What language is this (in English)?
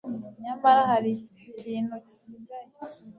Kinyarwanda